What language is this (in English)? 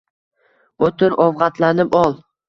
Uzbek